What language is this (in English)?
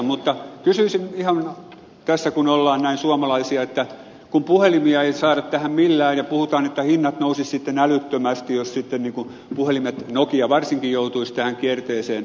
Finnish